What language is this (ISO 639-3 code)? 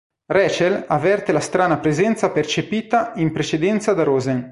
ita